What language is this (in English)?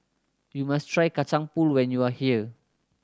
English